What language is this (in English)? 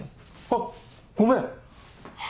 Japanese